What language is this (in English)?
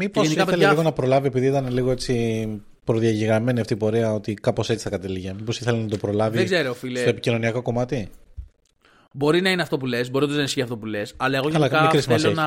Greek